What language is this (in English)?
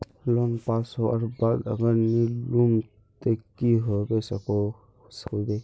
Magahi